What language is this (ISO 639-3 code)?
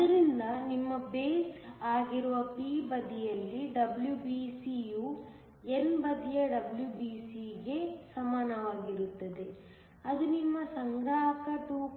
kan